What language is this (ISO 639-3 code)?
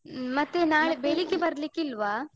kan